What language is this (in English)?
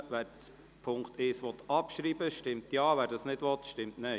Swiss German